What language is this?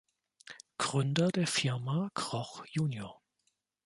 German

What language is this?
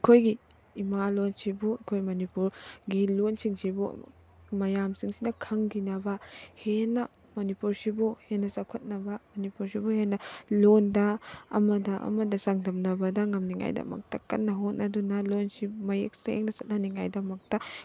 Manipuri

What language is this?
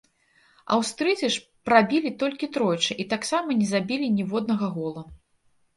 Belarusian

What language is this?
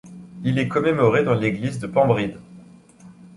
French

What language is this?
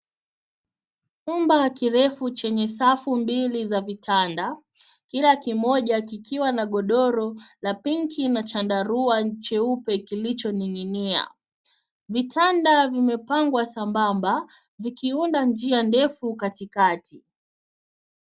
Swahili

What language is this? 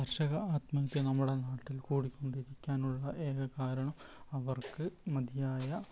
Malayalam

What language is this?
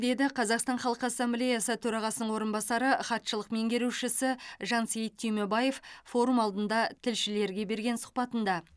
Kazakh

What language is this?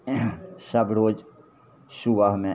Maithili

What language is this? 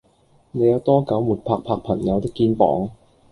Cantonese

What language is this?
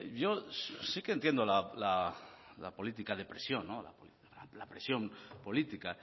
Spanish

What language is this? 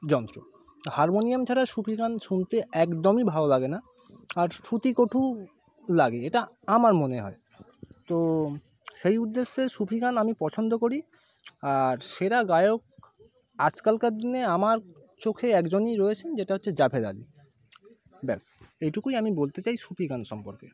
Bangla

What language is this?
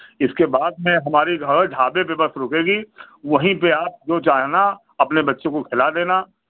Hindi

